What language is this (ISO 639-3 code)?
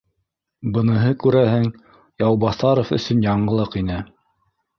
bak